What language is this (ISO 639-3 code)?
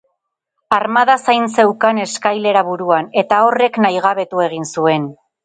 eus